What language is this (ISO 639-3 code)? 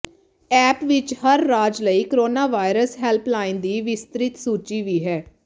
pan